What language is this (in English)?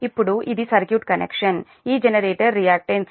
Telugu